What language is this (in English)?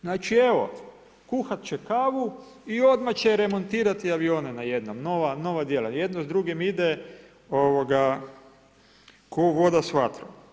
Croatian